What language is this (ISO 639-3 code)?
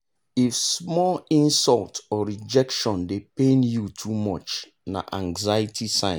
pcm